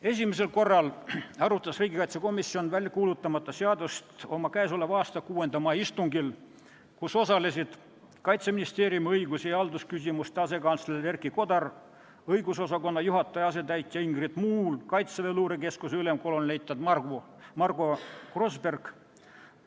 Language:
Estonian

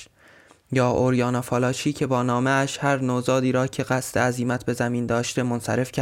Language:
Persian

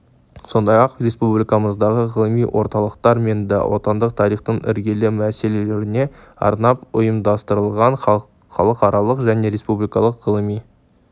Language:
Kazakh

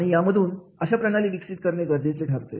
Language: Marathi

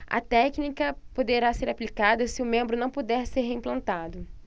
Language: Portuguese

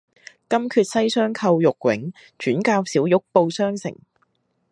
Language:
Cantonese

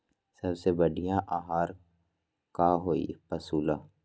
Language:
Magahi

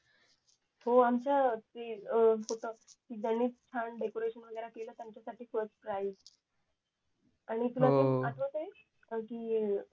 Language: Marathi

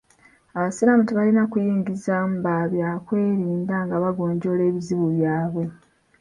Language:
Ganda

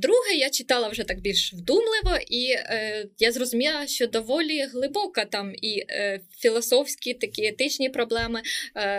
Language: Ukrainian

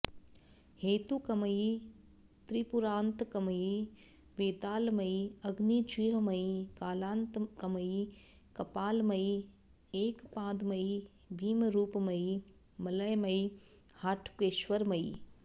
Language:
Sanskrit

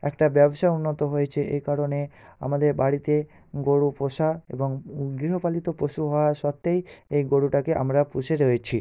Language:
Bangla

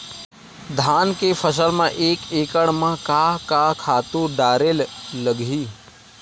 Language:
Chhattisgarhi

